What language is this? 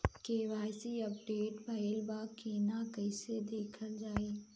Bhojpuri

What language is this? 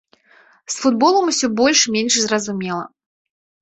Belarusian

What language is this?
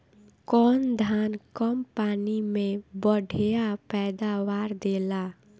Bhojpuri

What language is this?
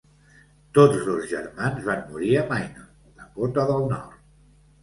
Catalan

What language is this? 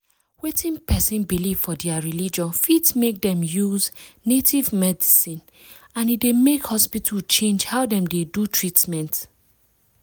Nigerian Pidgin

